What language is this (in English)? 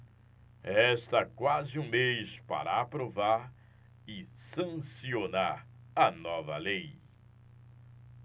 Portuguese